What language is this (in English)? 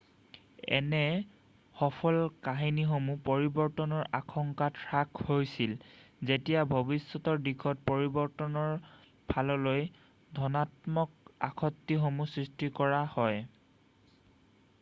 Assamese